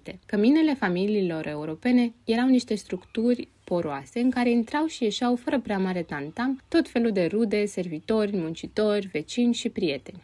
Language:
Romanian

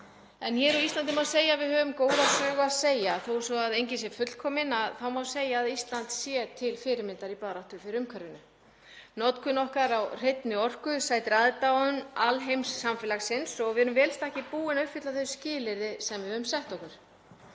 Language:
Icelandic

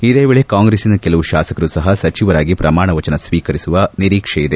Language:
Kannada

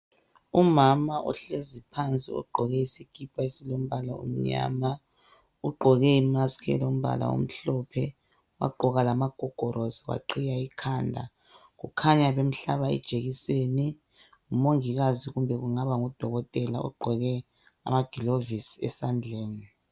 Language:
North Ndebele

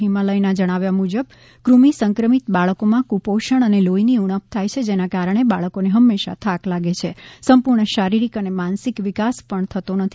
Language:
Gujarati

